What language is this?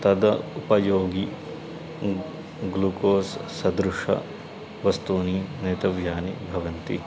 Sanskrit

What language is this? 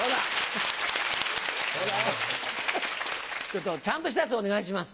Japanese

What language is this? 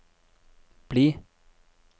Norwegian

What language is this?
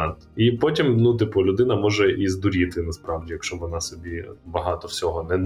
Ukrainian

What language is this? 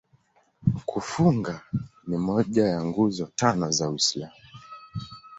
Swahili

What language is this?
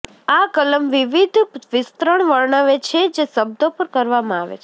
Gujarati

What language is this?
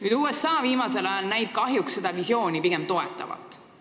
Estonian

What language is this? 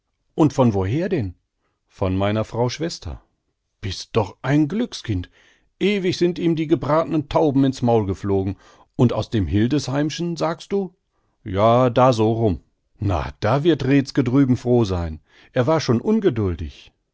German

